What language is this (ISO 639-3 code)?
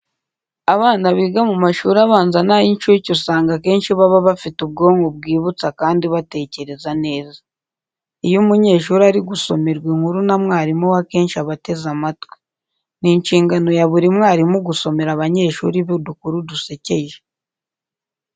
kin